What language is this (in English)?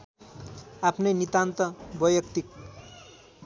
Nepali